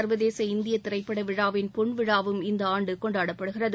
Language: Tamil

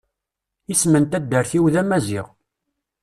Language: Kabyle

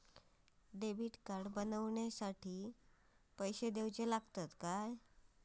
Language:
Marathi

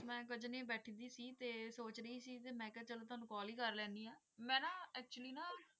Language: Punjabi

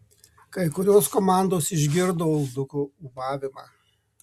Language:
Lithuanian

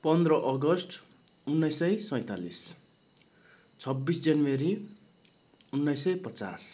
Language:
Nepali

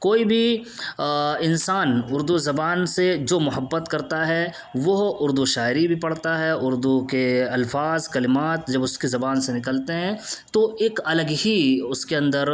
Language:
Urdu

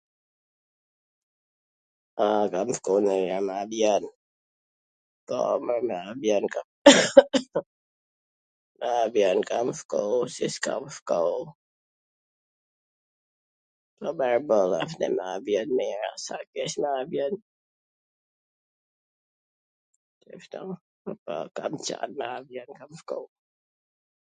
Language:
Gheg Albanian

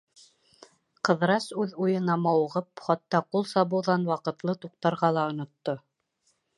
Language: Bashkir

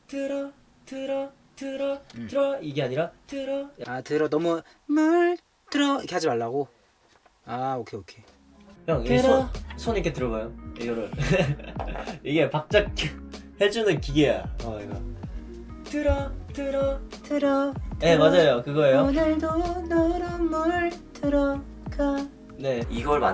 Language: Korean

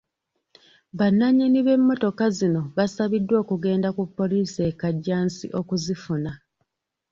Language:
Ganda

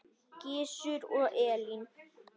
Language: Icelandic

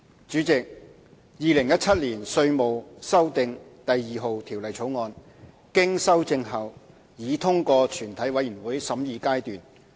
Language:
Cantonese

